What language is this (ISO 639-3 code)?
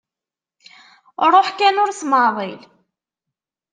kab